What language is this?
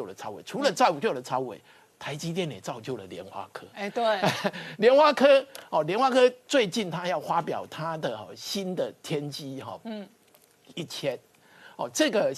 Chinese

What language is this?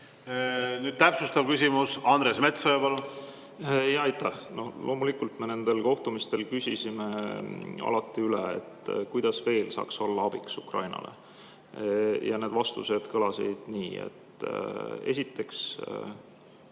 Estonian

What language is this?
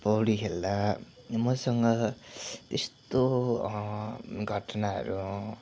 Nepali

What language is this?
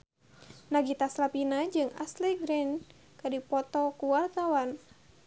Sundanese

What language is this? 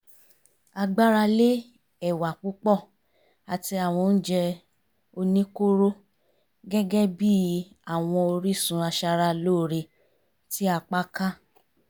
Yoruba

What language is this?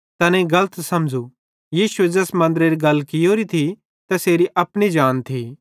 Bhadrawahi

